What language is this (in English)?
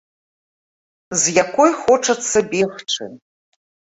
Belarusian